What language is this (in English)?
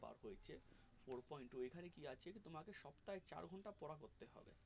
Bangla